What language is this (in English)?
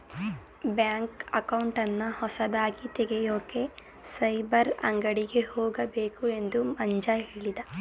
Kannada